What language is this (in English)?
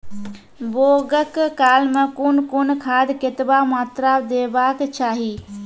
Maithili